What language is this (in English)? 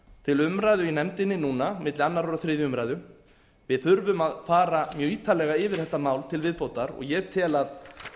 Icelandic